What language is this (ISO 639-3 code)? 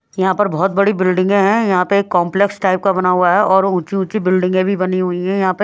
hin